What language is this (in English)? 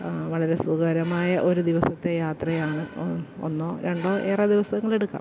Malayalam